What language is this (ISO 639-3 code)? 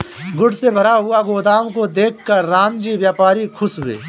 hin